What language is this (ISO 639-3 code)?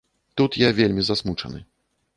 bel